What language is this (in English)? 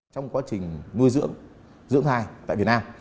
Vietnamese